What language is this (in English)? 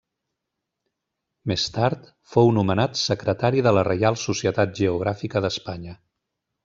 Catalan